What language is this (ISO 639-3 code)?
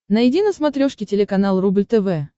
rus